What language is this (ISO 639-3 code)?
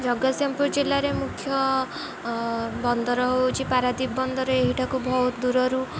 ori